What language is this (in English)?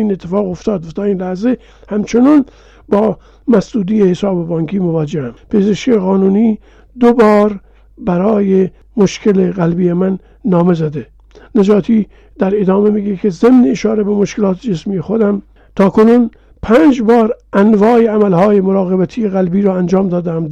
Persian